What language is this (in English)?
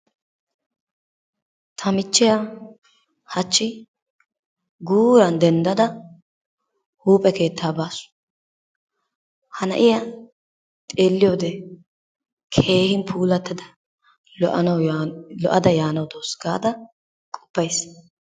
Wolaytta